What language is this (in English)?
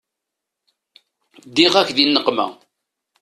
Kabyle